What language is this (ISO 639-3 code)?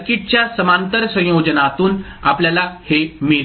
mar